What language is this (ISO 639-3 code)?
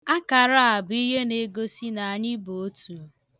ibo